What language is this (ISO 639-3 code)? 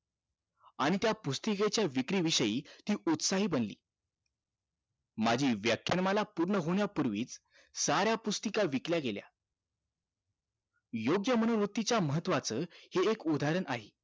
mar